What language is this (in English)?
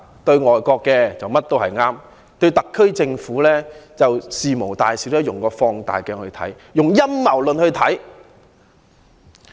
Cantonese